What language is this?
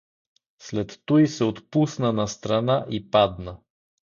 Bulgarian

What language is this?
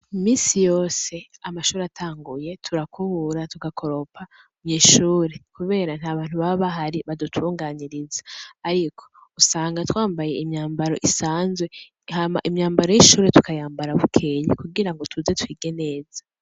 Rundi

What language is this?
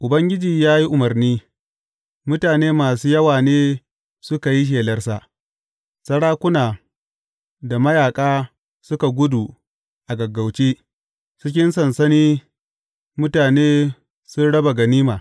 Hausa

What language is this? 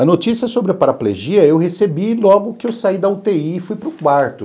Portuguese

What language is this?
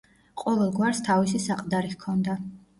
Georgian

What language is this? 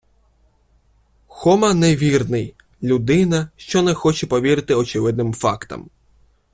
Ukrainian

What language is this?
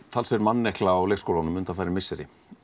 Icelandic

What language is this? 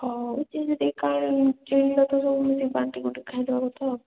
Odia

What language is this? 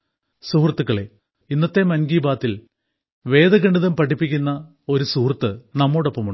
Malayalam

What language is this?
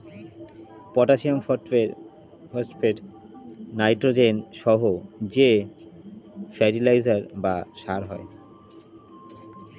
Bangla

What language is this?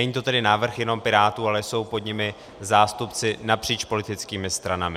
Czech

